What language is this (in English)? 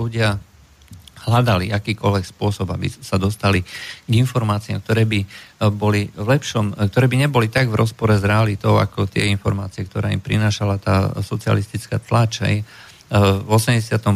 Slovak